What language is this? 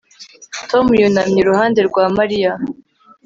Kinyarwanda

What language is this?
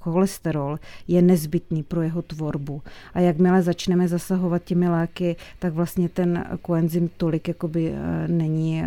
Czech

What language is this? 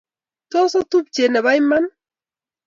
Kalenjin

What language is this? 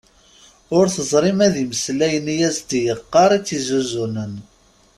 Kabyle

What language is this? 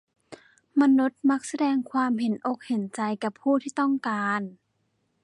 Thai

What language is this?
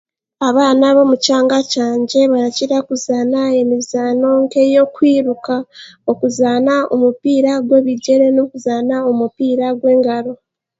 Chiga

